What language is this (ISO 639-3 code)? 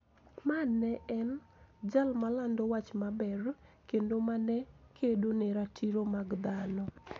luo